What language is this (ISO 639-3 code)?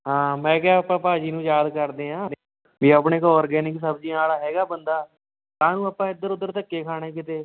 pan